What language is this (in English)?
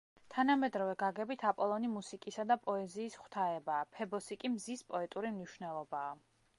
Georgian